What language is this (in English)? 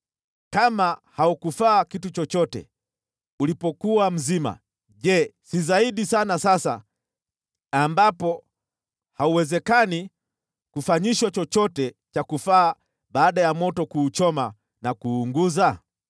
Swahili